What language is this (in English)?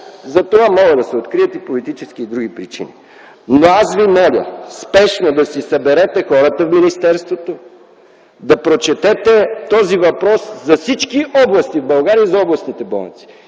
Bulgarian